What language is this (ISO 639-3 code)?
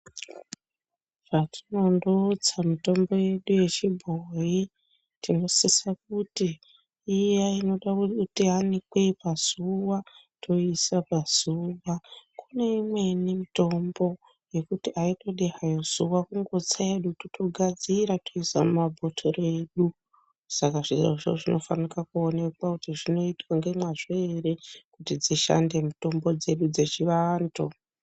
ndc